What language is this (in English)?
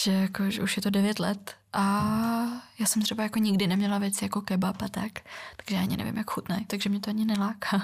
Czech